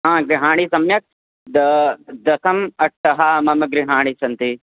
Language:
Sanskrit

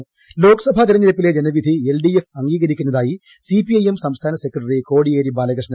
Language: Malayalam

